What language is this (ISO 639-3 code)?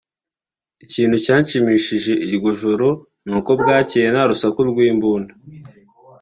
kin